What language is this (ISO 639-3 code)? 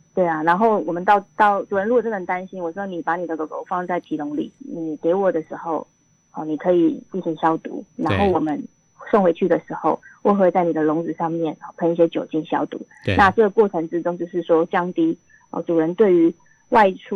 zho